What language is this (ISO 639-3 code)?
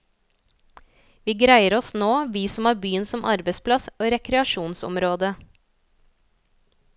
nor